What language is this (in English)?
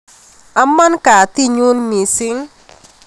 Kalenjin